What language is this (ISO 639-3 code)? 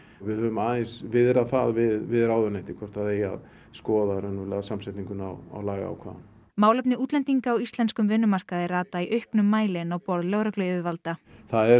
isl